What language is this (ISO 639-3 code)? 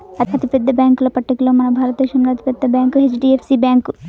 tel